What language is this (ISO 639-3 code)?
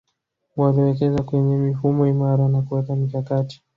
swa